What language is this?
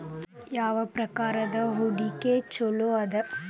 Kannada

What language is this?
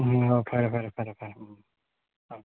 Manipuri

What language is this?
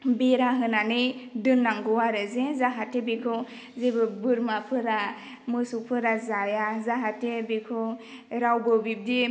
Bodo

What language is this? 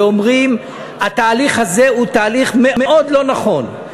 Hebrew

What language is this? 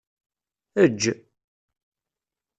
Kabyle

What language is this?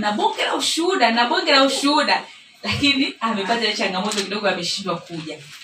Swahili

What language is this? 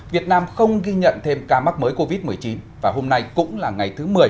Vietnamese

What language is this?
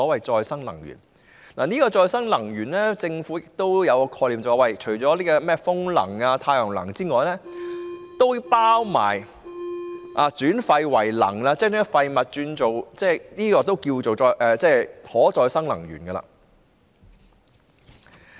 Cantonese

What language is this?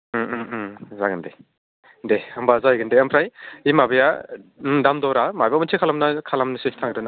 Bodo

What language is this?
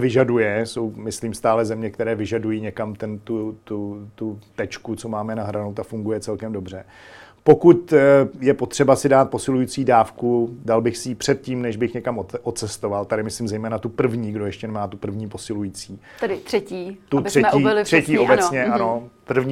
Czech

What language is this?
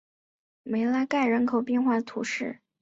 Chinese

